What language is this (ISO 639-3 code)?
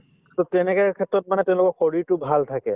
asm